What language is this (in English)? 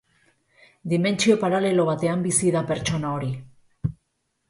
Basque